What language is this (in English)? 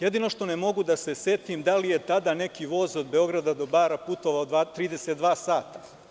Serbian